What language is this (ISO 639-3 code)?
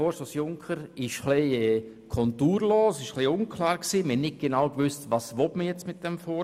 gsw